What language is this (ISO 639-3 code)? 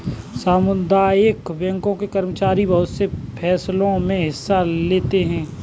hin